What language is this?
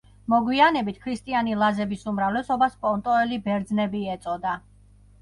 Georgian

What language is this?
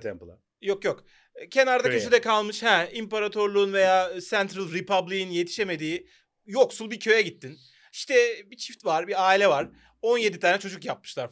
Turkish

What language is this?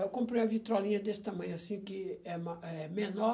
Portuguese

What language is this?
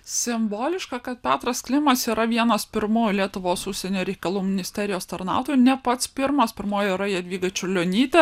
Lithuanian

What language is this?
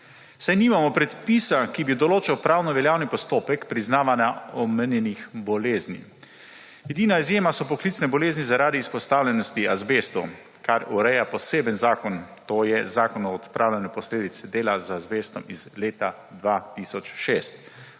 Slovenian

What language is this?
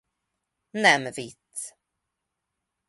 Hungarian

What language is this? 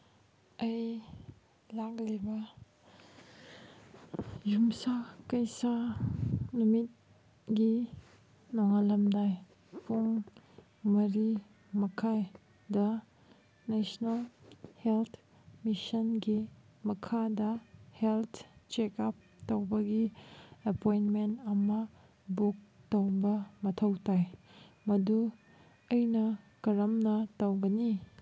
Manipuri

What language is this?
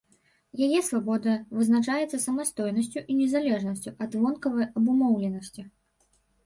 Belarusian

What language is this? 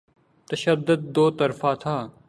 Urdu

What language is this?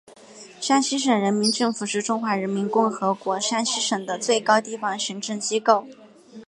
Chinese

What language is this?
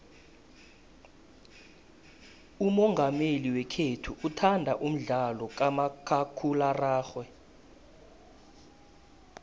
South Ndebele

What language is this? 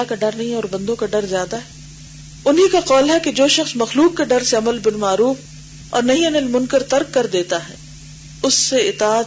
Urdu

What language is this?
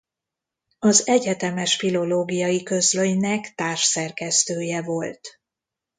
Hungarian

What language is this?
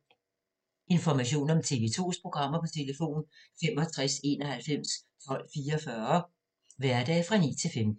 Danish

